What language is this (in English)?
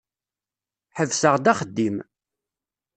Kabyle